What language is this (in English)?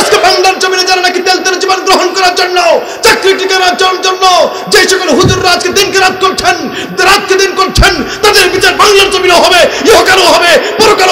Arabic